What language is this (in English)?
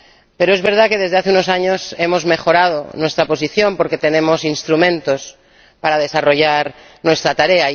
Spanish